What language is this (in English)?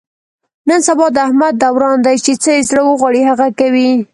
Pashto